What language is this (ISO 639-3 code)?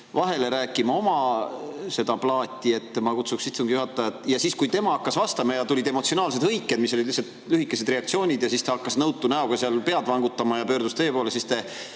est